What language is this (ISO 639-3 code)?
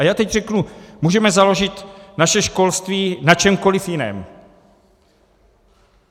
ces